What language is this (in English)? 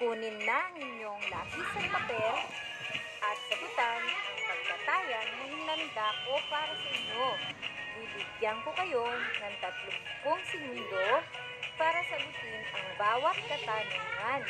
Filipino